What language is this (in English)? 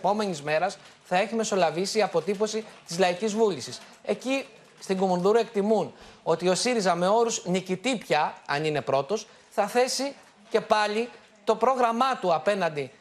Greek